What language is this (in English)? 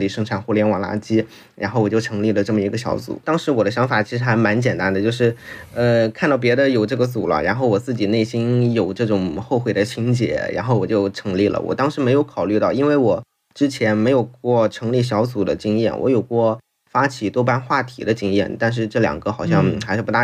Chinese